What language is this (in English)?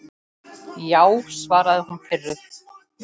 Icelandic